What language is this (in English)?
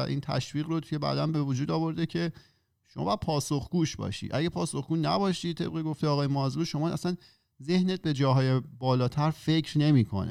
Persian